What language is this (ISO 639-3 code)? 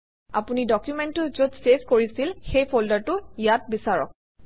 asm